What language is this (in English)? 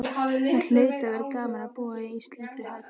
Icelandic